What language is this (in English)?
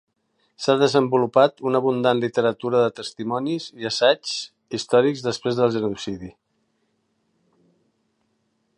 Catalan